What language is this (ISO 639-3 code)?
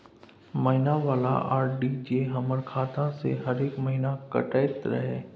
mai